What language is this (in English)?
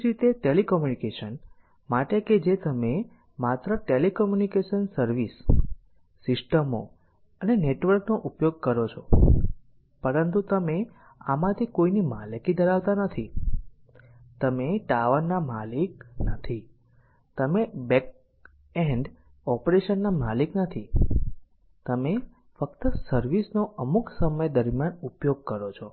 Gujarati